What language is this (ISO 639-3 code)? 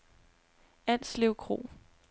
dan